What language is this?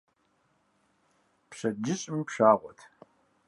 Kabardian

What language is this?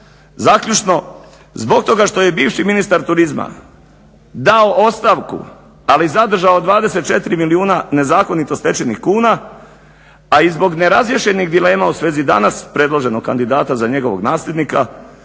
Croatian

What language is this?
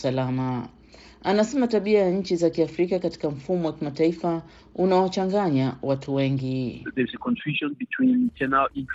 Swahili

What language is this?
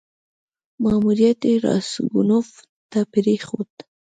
Pashto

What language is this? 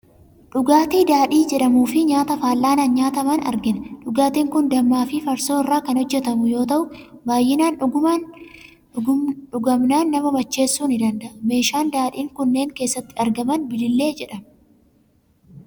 Oromo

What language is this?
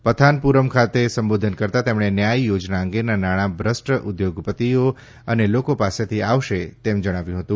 Gujarati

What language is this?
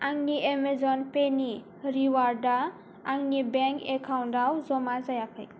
Bodo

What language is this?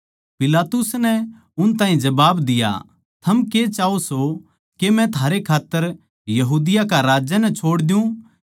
Haryanvi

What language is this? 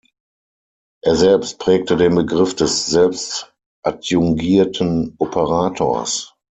German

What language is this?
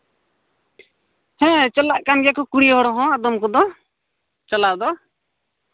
Santali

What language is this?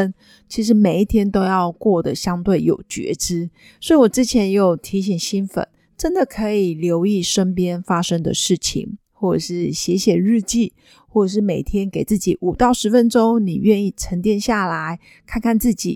Chinese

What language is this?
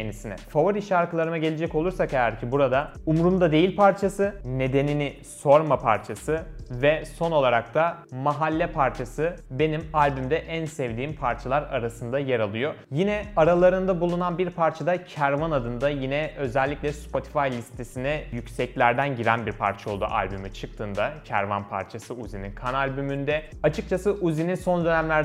Turkish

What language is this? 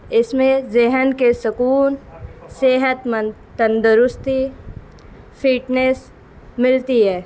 Urdu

